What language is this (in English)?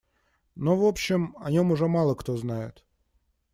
Russian